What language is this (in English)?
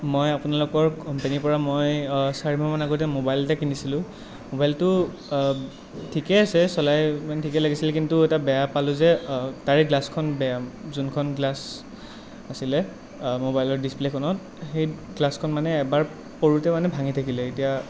Assamese